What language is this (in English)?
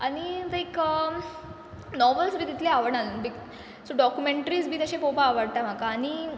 Konkani